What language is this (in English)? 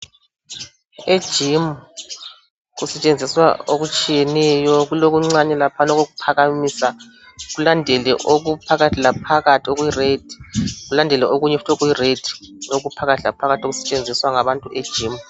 North Ndebele